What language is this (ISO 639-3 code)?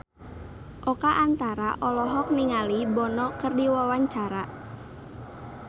sun